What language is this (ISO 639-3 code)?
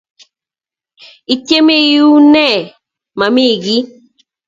kln